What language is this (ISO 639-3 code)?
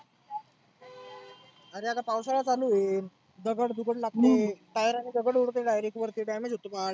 mar